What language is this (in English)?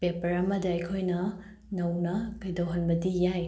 Manipuri